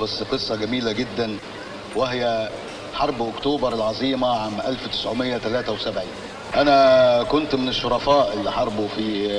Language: Arabic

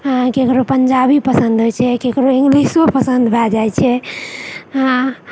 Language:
Maithili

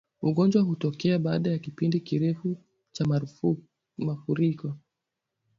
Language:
Swahili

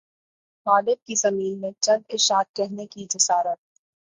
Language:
Urdu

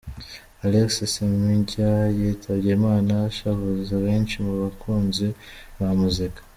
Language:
Kinyarwanda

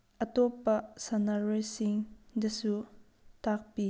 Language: Manipuri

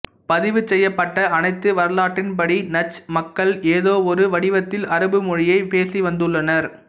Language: Tamil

